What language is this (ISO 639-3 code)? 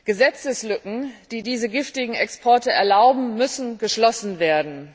deu